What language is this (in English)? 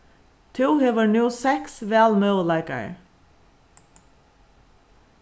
Faroese